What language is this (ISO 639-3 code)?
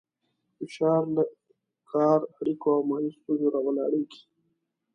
pus